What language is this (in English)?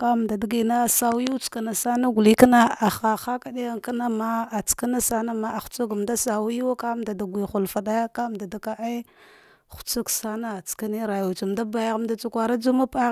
Dghwede